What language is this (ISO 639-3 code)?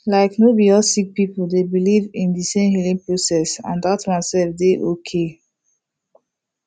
pcm